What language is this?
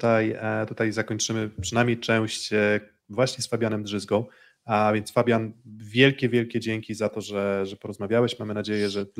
Polish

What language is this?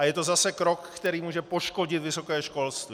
Czech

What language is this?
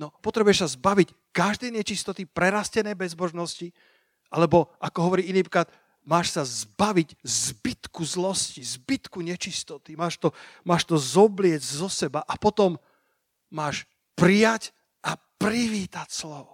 Slovak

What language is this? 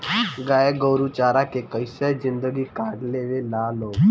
Bhojpuri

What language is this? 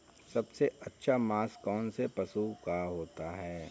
Hindi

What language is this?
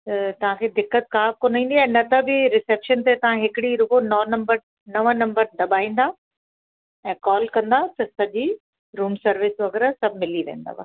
Sindhi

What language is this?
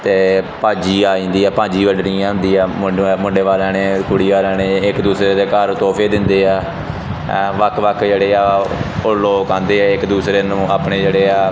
Punjabi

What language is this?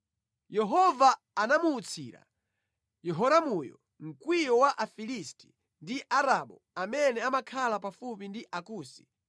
Nyanja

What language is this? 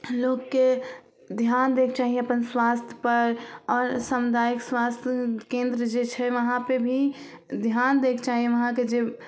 Maithili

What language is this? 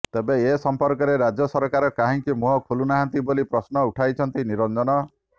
Odia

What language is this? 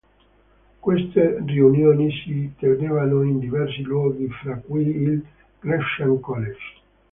Italian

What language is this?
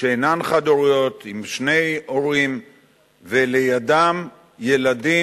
Hebrew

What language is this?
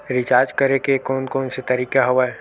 Chhattisgarhi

